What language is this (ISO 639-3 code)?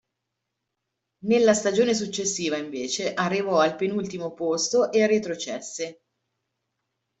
ita